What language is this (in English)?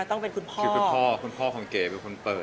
Thai